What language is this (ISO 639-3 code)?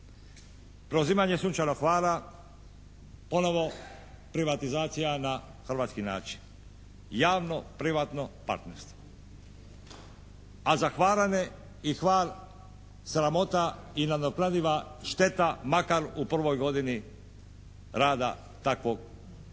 hrv